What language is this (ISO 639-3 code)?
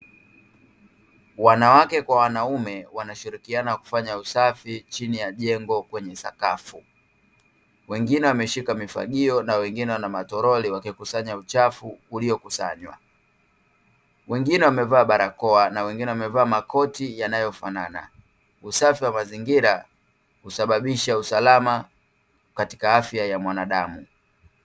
swa